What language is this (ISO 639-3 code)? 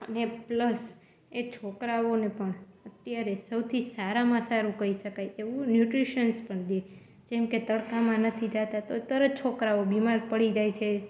guj